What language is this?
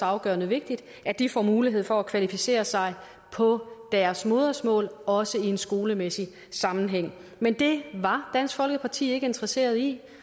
Danish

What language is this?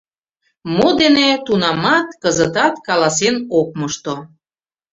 Mari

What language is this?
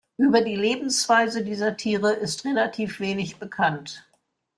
German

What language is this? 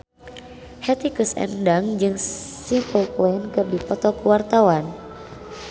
Sundanese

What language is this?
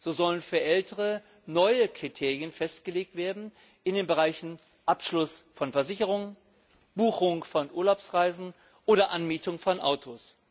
German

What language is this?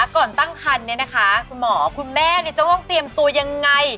Thai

